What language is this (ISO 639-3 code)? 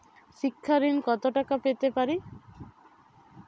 ben